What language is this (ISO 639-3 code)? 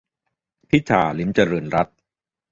tha